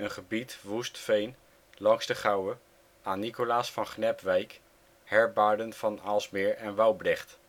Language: Dutch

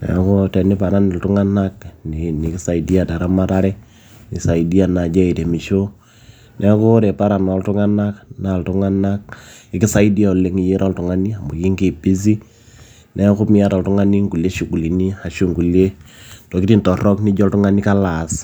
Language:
Masai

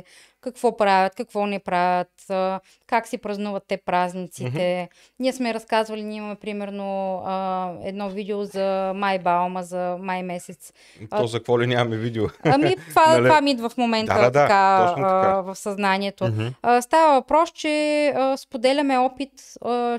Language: Bulgarian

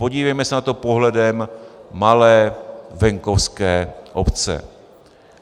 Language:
Czech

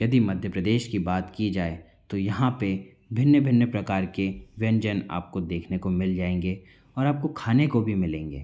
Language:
Hindi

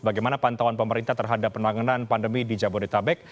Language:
Indonesian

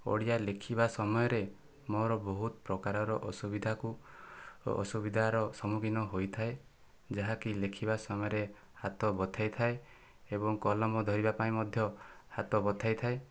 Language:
Odia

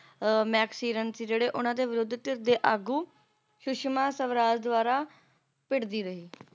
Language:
Punjabi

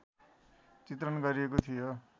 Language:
Nepali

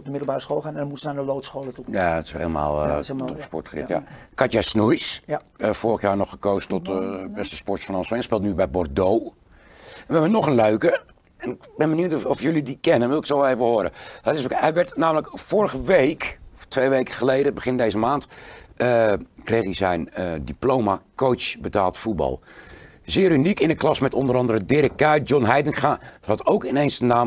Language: Dutch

